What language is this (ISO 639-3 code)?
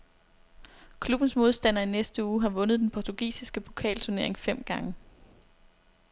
dan